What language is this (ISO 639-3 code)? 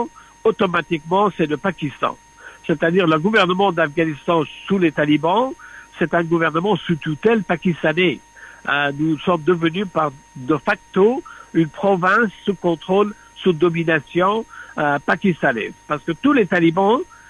fra